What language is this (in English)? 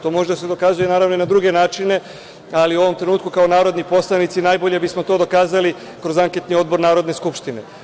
Serbian